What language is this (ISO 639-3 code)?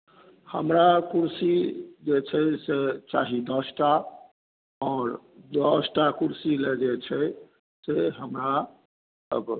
mai